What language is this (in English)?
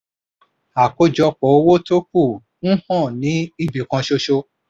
Yoruba